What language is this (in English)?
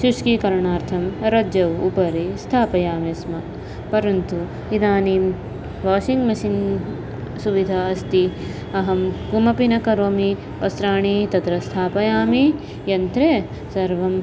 Sanskrit